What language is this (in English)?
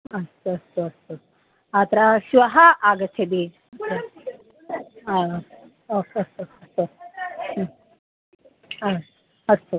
Sanskrit